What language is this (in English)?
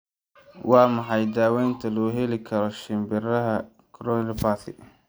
Somali